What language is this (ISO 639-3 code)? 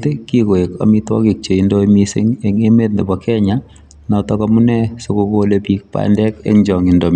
kln